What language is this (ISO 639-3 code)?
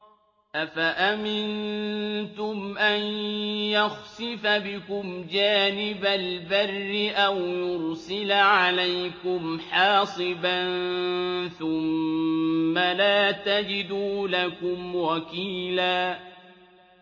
ara